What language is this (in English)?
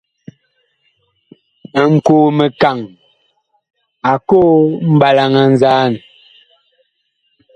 Bakoko